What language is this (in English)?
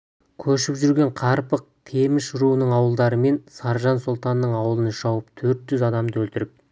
Kazakh